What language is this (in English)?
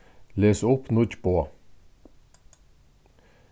Faroese